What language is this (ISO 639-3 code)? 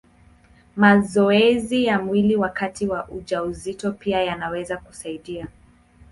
swa